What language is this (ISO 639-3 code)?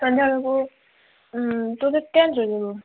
ori